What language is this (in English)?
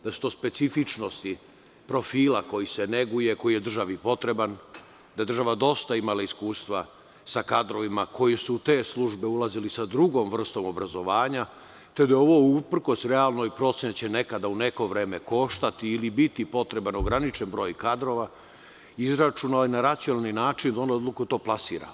Serbian